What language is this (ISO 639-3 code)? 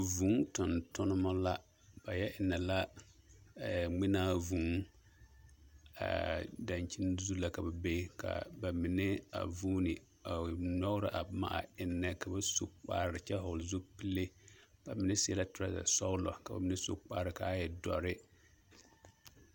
dga